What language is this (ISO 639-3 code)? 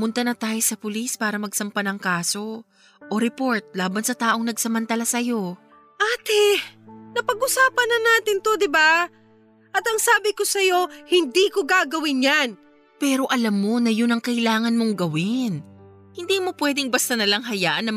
fil